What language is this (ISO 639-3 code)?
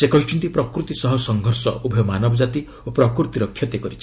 ori